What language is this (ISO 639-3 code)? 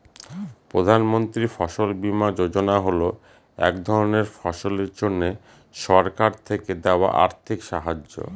ben